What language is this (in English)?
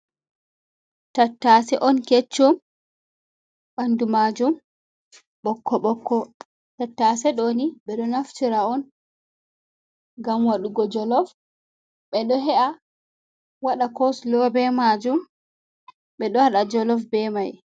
Fula